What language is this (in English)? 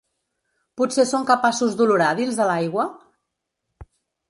Catalan